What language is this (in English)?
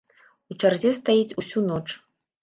Belarusian